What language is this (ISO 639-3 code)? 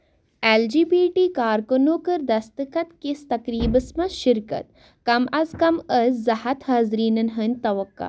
kas